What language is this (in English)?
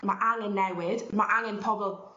Welsh